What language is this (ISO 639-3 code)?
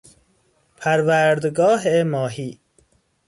fas